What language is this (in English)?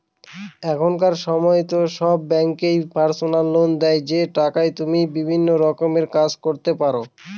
Bangla